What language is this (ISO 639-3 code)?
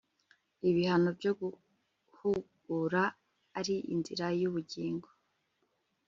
kin